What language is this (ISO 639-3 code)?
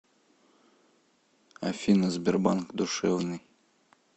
rus